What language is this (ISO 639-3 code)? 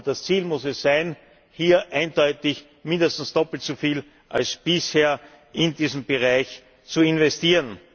deu